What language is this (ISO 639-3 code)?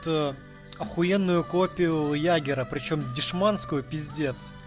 rus